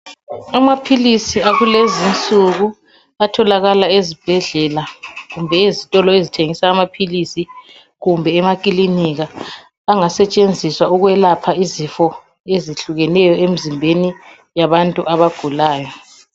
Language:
North Ndebele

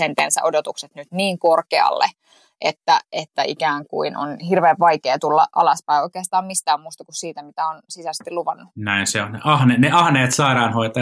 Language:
Finnish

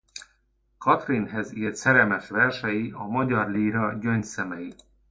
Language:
Hungarian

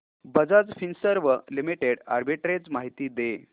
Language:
Marathi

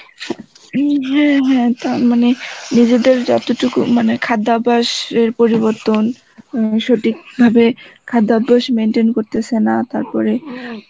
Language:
Bangla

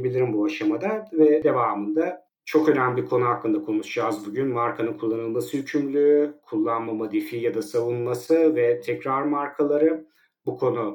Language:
Turkish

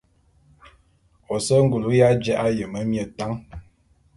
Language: Bulu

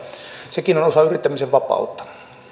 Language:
Finnish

